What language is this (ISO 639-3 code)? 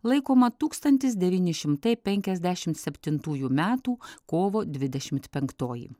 lit